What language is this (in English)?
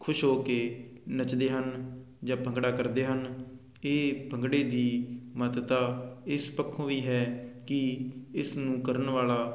Punjabi